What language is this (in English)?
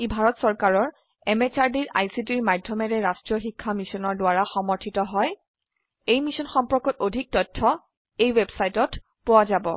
Assamese